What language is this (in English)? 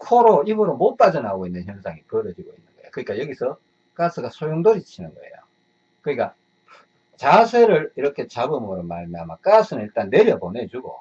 Korean